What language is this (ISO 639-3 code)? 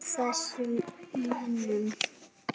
isl